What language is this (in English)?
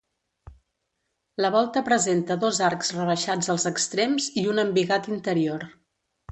Catalan